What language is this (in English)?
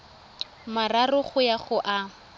Tswana